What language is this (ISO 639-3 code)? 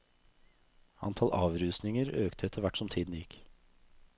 nor